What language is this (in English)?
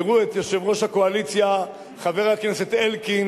Hebrew